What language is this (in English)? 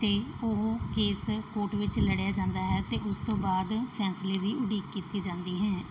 Punjabi